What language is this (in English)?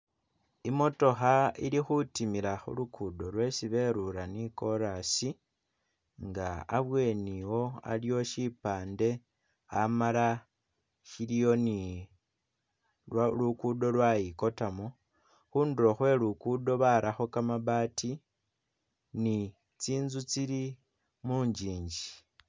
Masaaba